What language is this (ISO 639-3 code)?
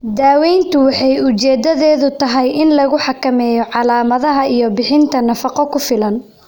som